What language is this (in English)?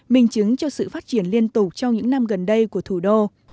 Vietnamese